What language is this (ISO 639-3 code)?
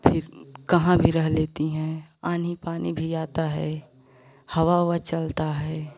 hin